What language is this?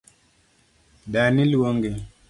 Luo (Kenya and Tanzania)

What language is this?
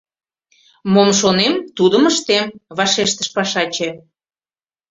Mari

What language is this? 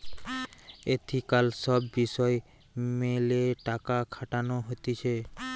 Bangla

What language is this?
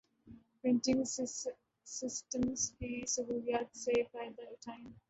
Urdu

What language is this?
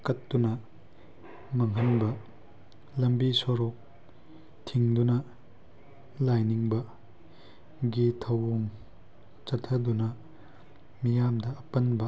Manipuri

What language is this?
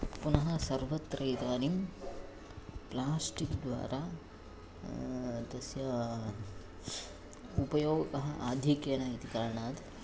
Sanskrit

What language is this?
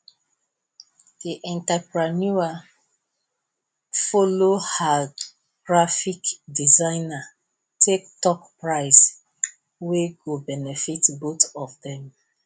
Nigerian Pidgin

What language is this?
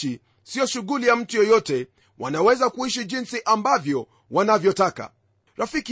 Swahili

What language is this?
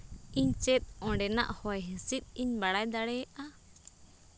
Santali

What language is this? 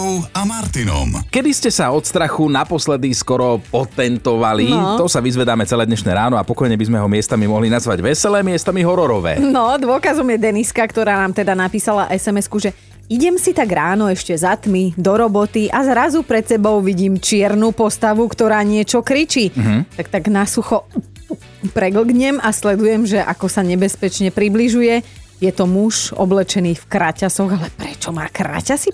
Slovak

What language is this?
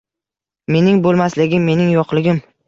Uzbek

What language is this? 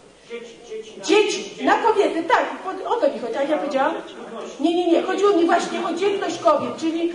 Polish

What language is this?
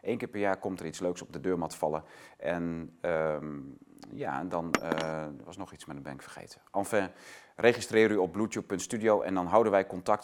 Dutch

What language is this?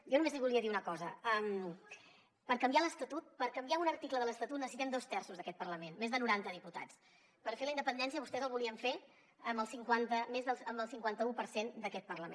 Catalan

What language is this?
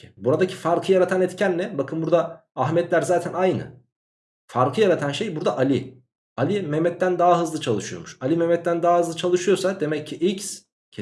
Turkish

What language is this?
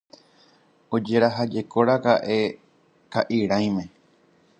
Guarani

